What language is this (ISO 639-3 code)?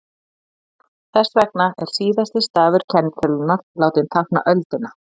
isl